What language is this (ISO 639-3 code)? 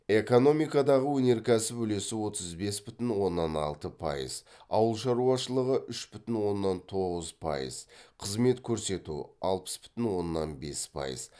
kaz